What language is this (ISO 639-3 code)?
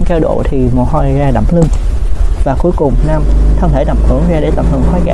vie